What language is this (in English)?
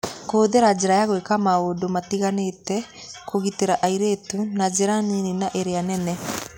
Kikuyu